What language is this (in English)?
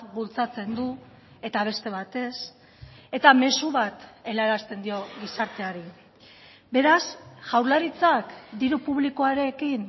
Basque